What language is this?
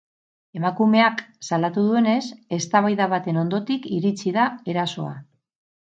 Basque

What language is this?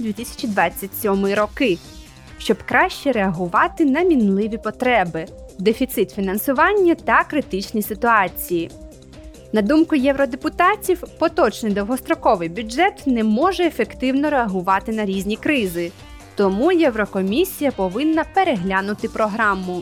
Ukrainian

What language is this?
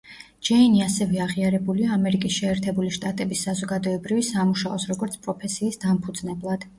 Georgian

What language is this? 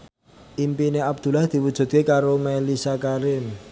Javanese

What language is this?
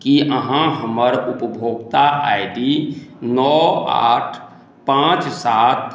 Maithili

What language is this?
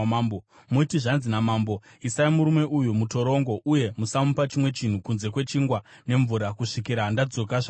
Shona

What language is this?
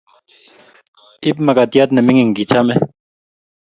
Kalenjin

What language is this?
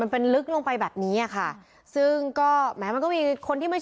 Thai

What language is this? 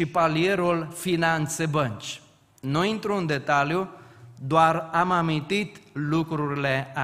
Romanian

